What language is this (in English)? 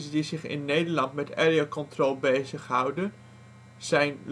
Dutch